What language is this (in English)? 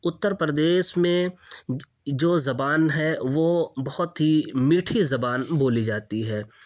Urdu